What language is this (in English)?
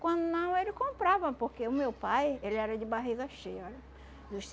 Portuguese